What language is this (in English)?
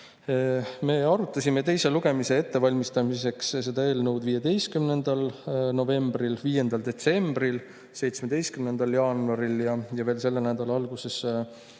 Estonian